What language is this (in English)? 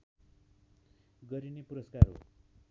Nepali